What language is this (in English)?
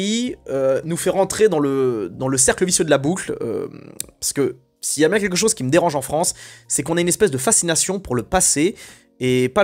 French